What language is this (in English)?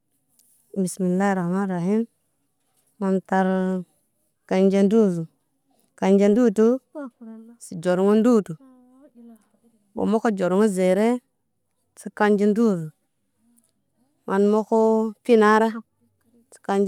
Naba